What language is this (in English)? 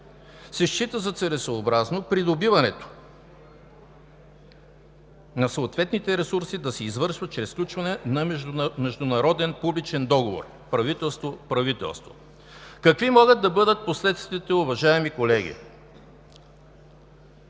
Bulgarian